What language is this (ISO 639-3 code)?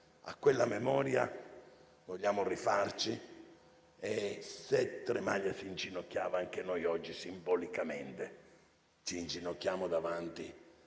ita